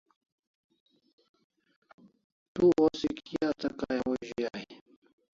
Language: Kalasha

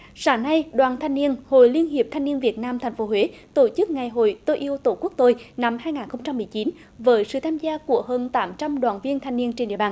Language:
Vietnamese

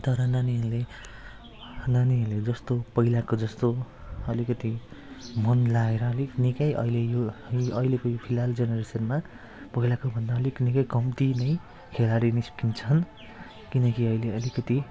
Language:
Nepali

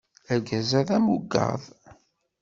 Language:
Kabyle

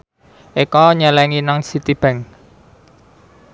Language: Javanese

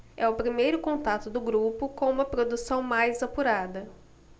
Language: Portuguese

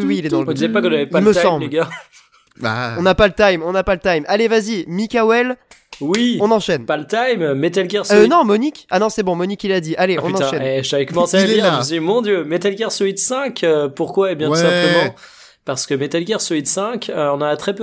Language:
French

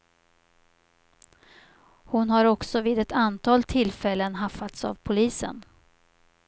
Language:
Swedish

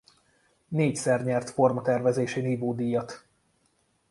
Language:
Hungarian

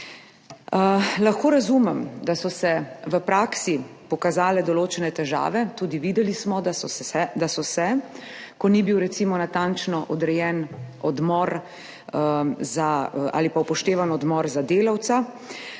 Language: Slovenian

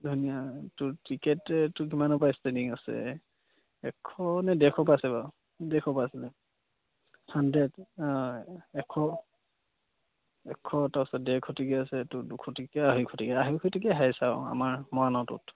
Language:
Assamese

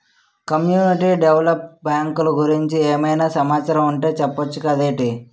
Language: Telugu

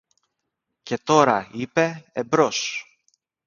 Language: Greek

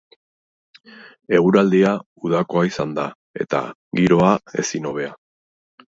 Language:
Basque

